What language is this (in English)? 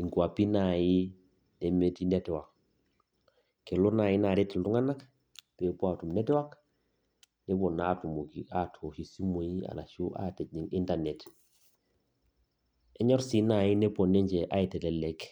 Masai